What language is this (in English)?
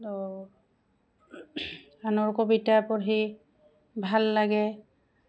Assamese